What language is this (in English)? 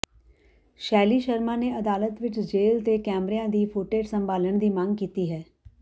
Punjabi